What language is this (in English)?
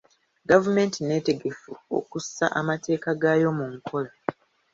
Ganda